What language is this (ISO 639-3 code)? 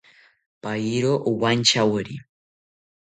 cpy